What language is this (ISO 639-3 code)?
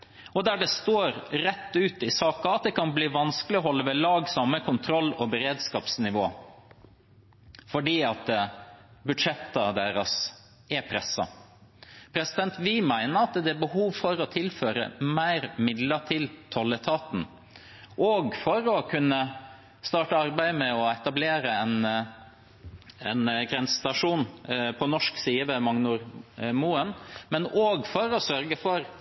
nob